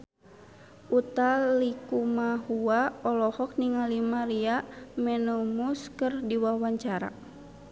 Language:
Sundanese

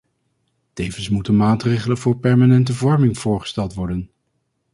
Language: Dutch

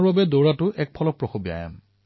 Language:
Assamese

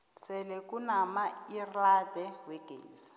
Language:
South Ndebele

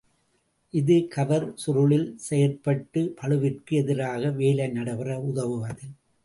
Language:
Tamil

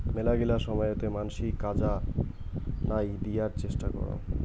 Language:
Bangla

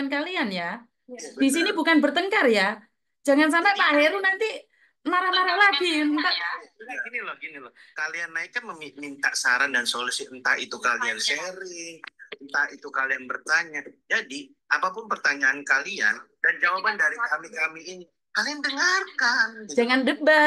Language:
Indonesian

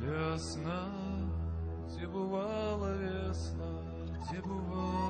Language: Russian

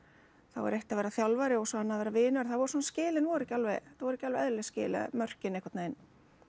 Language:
Icelandic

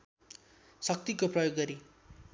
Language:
Nepali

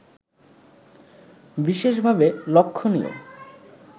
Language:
Bangla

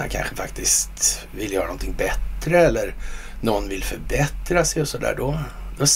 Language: Swedish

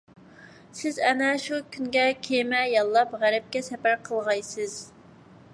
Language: Uyghur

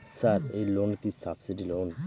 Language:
Bangla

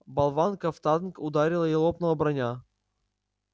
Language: Russian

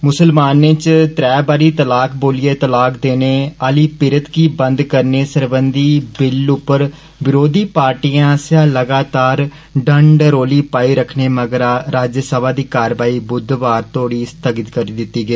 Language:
Dogri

